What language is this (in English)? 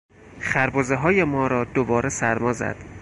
Persian